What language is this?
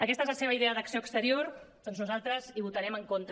Catalan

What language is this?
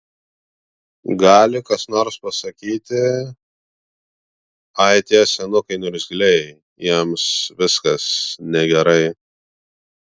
Lithuanian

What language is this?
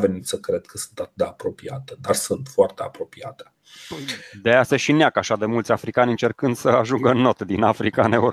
Romanian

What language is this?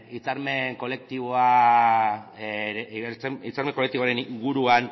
Basque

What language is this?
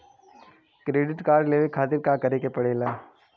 Bhojpuri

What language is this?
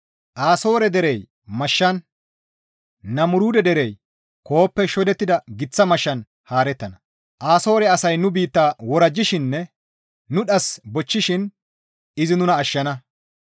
Gamo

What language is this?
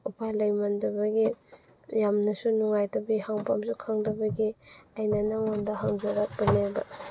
Manipuri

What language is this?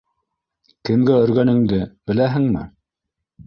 Bashkir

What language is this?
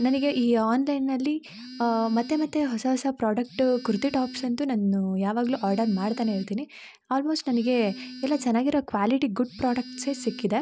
Kannada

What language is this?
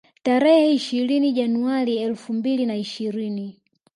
Swahili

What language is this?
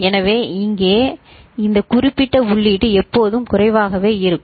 Tamil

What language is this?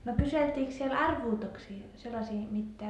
Finnish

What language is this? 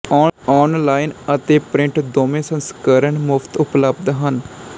Punjabi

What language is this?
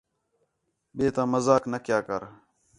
Khetrani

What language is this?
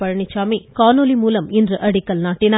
Tamil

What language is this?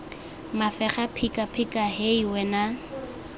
Tswana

